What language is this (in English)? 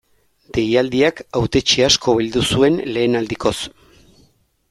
Basque